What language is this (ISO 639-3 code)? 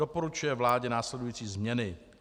ces